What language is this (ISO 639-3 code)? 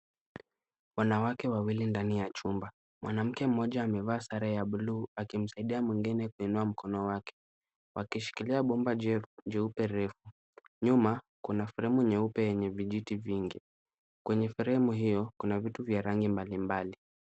swa